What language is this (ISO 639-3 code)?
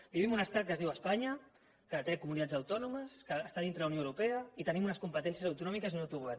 cat